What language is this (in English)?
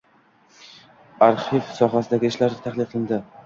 Uzbek